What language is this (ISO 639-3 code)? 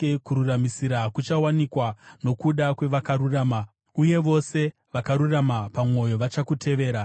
sna